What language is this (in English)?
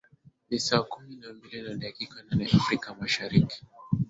Swahili